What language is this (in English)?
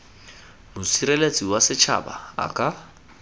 Tswana